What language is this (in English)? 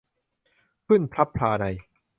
Thai